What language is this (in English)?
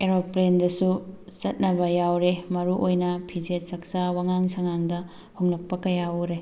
Manipuri